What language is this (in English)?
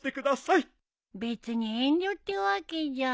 Japanese